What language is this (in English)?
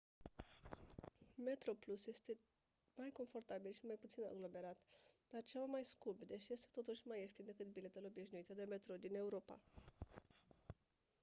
Romanian